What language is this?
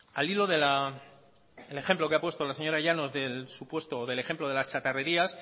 Spanish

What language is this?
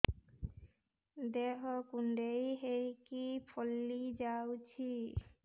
Odia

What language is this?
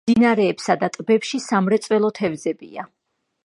Georgian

